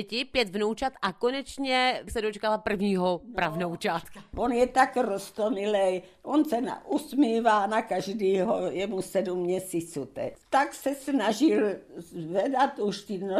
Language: Czech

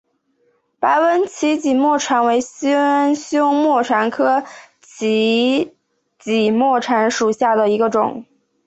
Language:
Chinese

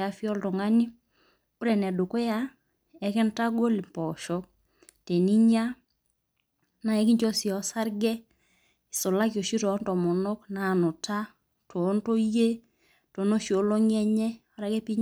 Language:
Masai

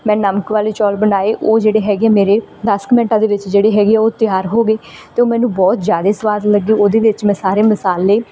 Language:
Punjabi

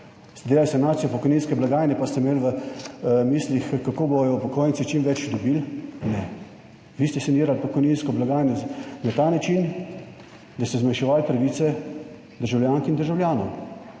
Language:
Slovenian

